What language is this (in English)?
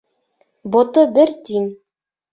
Bashkir